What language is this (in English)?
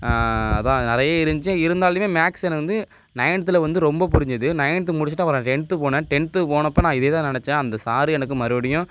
Tamil